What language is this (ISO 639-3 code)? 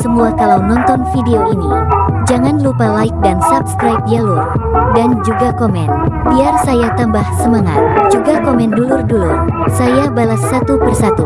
ind